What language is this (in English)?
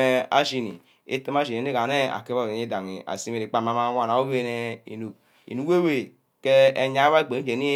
Ubaghara